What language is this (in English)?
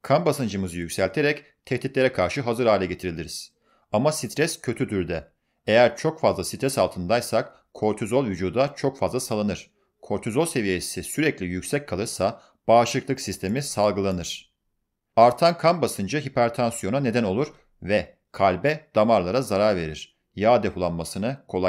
Turkish